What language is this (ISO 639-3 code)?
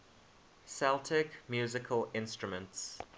eng